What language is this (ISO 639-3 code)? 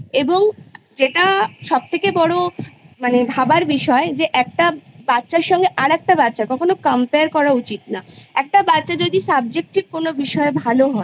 ben